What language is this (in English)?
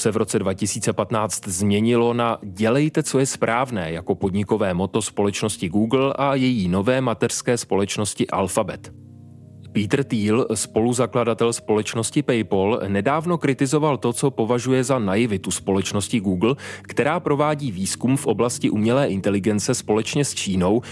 Czech